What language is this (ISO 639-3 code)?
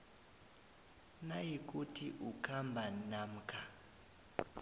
nbl